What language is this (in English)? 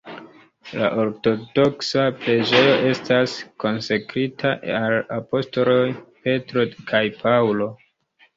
Esperanto